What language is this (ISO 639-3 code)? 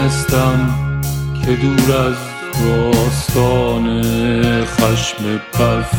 fas